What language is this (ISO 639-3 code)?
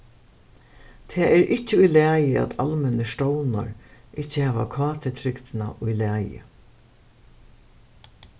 fao